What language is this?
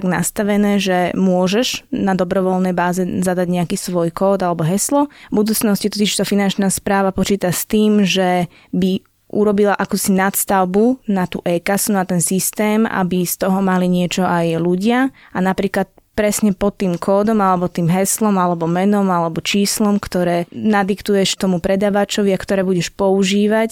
Slovak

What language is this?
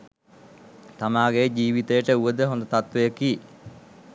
Sinhala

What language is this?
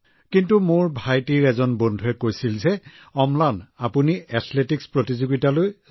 Assamese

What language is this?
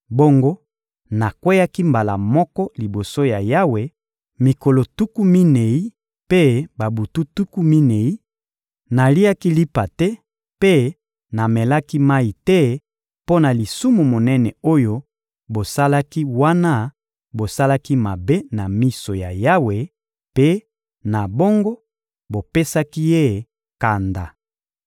Lingala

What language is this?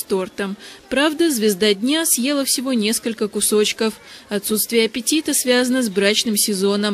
Russian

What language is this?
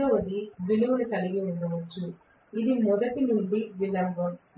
Telugu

